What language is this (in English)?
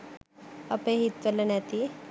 Sinhala